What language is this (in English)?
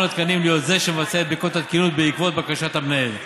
Hebrew